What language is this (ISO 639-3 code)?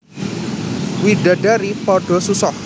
jav